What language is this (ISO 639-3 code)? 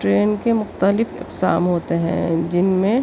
urd